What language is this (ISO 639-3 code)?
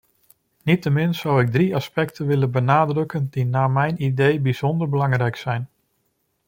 nld